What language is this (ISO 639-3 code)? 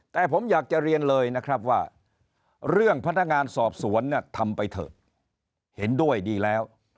tha